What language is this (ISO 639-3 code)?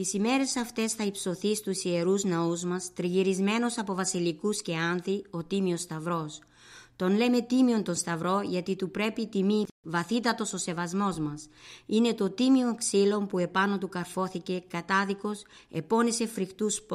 ell